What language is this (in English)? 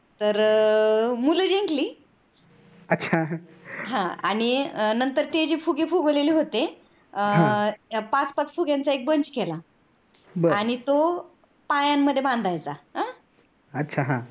Marathi